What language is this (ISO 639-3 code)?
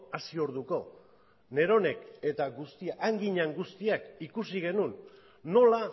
eus